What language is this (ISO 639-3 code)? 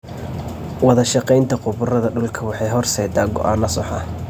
som